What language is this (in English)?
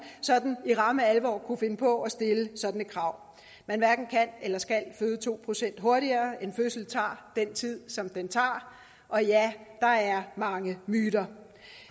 Danish